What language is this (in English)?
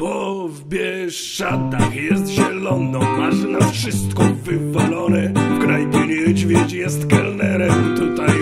Polish